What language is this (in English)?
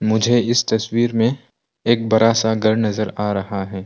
Hindi